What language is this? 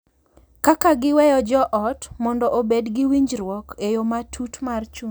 Luo (Kenya and Tanzania)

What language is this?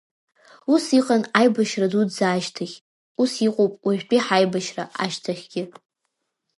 Abkhazian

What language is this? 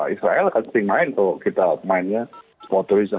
Indonesian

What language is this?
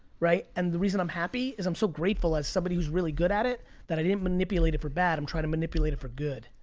English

